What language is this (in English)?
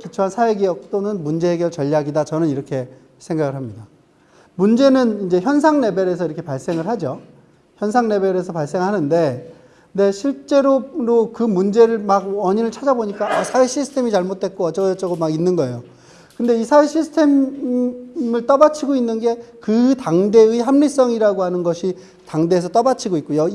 Korean